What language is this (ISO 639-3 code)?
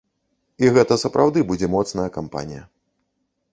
bel